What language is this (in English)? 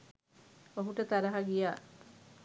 Sinhala